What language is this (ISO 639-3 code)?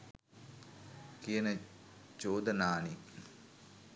sin